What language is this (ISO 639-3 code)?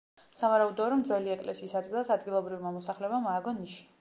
kat